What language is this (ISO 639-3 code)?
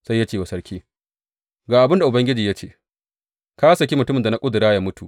hau